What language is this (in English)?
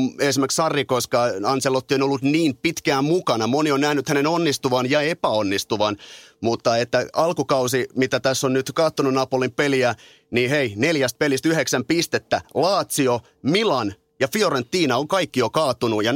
Finnish